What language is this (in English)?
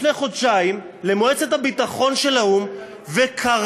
Hebrew